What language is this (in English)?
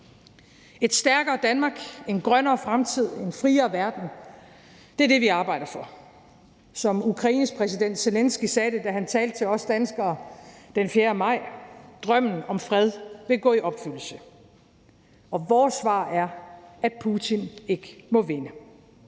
Danish